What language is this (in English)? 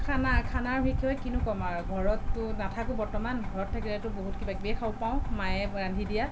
Assamese